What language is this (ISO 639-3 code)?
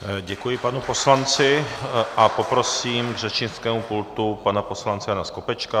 ces